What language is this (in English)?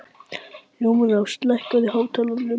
Icelandic